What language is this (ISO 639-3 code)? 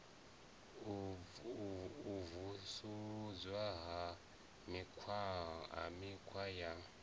ven